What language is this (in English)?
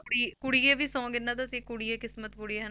Punjabi